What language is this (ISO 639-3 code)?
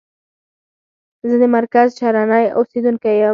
pus